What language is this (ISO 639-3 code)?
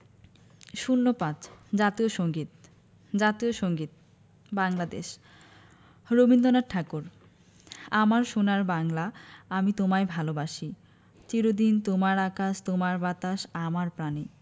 ben